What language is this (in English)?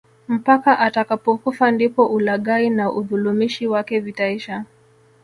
Swahili